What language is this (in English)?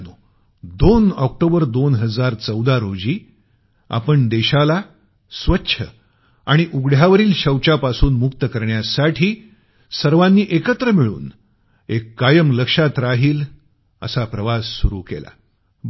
Marathi